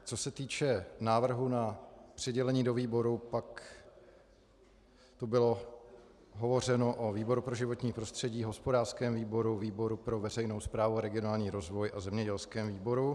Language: Czech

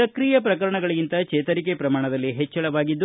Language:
Kannada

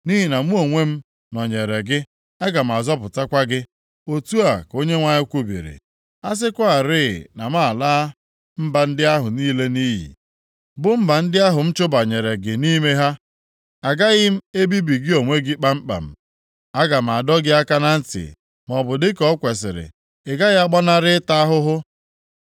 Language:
Igbo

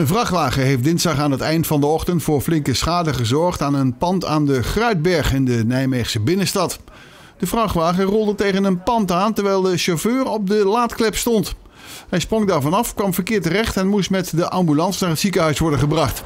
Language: Dutch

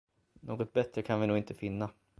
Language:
Swedish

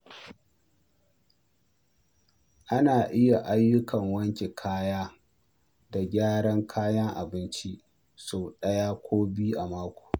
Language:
Hausa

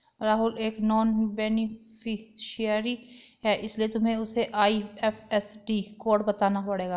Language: Hindi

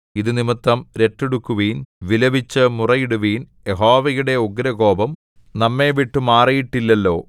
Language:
Malayalam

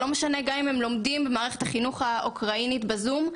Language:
Hebrew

